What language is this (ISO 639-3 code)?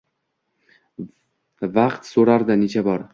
uzb